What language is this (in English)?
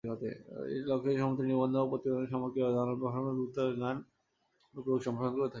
Bangla